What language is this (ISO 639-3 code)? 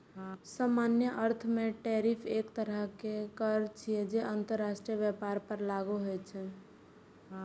mai